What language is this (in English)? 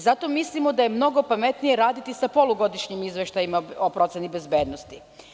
Serbian